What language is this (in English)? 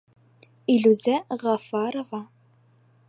Bashkir